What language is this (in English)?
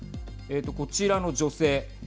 Japanese